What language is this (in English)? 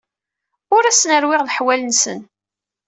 Kabyle